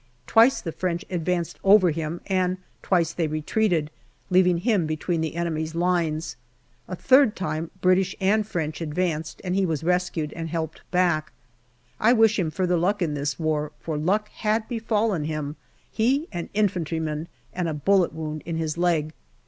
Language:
English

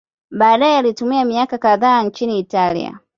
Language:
Swahili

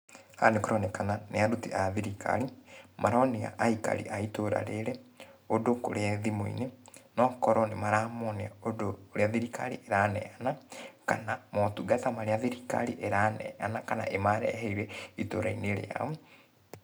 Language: Kikuyu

